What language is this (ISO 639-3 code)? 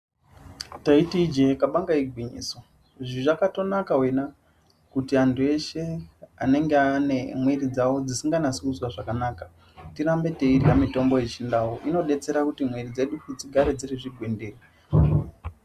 ndc